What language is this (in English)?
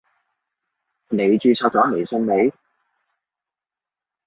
Cantonese